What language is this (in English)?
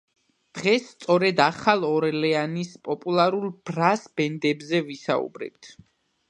Georgian